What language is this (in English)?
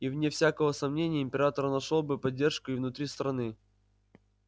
Russian